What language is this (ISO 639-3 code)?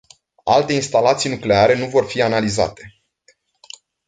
ron